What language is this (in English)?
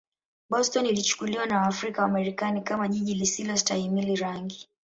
Swahili